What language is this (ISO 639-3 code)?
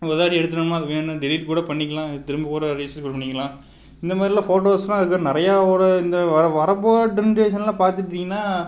tam